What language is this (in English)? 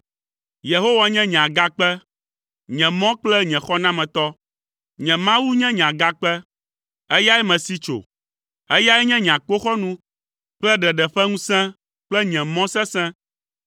Ewe